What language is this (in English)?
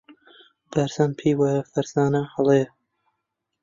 Central Kurdish